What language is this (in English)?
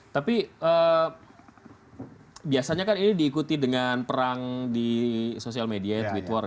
Indonesian